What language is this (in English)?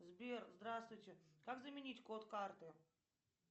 Russian